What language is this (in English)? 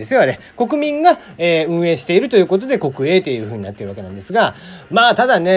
Japanese